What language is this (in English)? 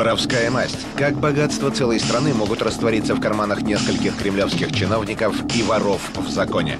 Russian